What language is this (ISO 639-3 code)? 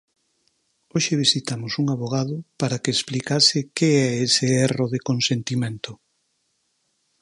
glg